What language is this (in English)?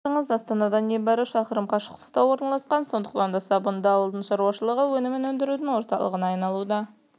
Kazakh